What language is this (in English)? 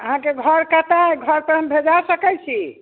Maithili